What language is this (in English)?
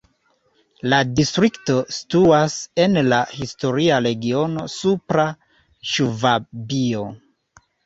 Esperanto